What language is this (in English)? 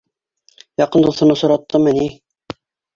Bashkir